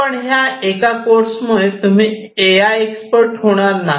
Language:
Marathi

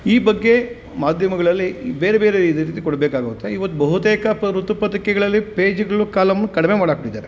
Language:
Kannada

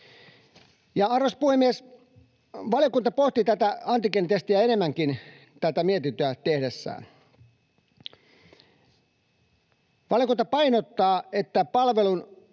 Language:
Finnish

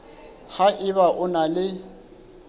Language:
Southern Sotho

